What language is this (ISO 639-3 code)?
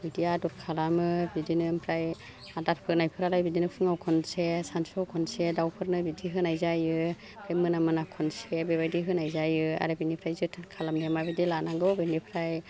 brx